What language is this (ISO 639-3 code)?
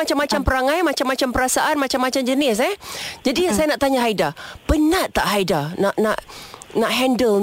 msa